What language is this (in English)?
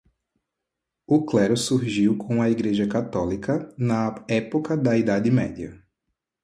Portuguese